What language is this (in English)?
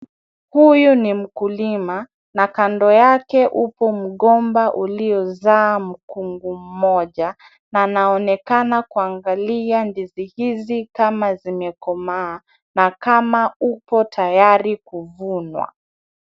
Swahili